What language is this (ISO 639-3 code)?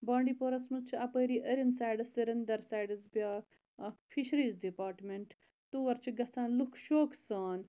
kas